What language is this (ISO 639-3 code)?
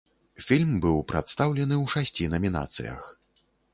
bel